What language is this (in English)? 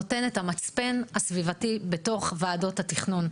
Hebrew